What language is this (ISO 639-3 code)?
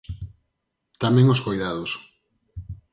glg